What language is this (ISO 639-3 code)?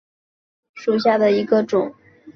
zho